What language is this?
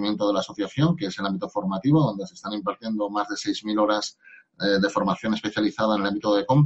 Spanish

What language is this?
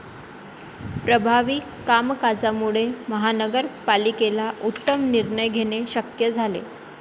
Marathi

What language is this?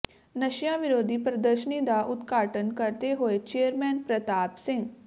Punjabi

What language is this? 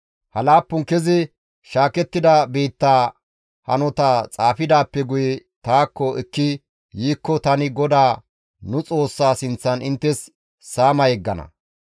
Gamo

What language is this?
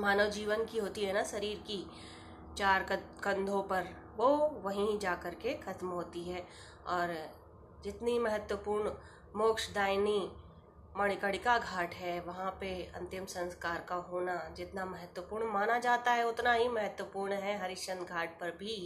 Hindi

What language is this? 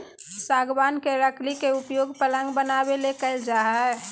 Magahi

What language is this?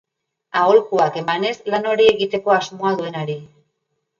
Basque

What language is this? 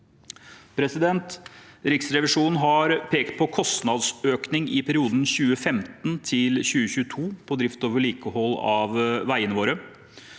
Norwegian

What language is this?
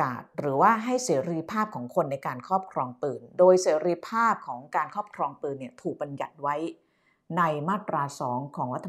Thai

